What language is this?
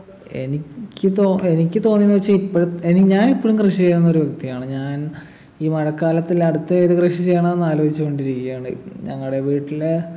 Malayalam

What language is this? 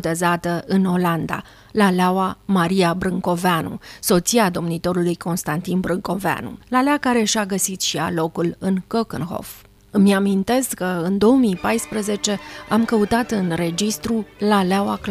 Romanian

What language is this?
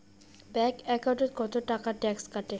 Bangla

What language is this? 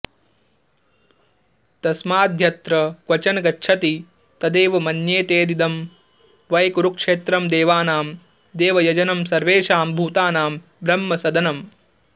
Sanskrit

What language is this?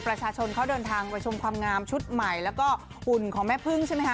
Thai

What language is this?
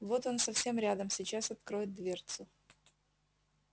Russian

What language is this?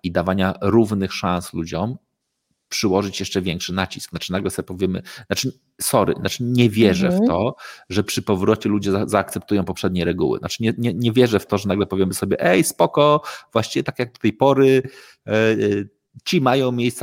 Polish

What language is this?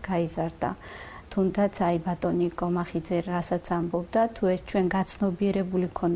Romanian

